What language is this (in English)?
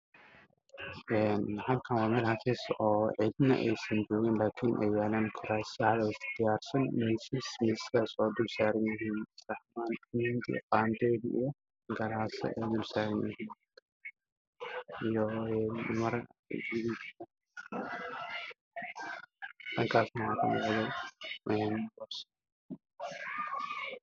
Somali